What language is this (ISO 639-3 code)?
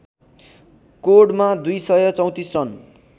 nep